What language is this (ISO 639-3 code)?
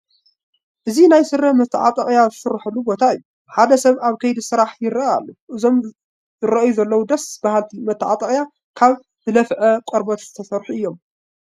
tir